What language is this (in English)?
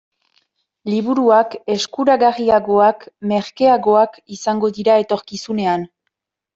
Basque